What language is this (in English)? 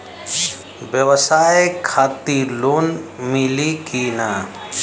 Bhojpuri